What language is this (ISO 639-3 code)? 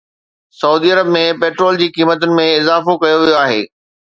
snd